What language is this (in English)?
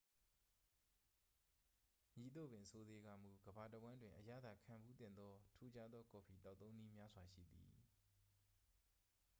Burmese